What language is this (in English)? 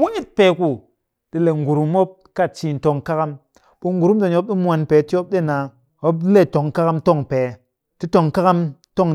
Cakfem-Mushere